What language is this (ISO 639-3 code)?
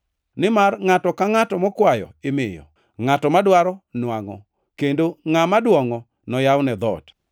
luo